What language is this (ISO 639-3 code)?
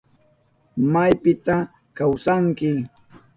qup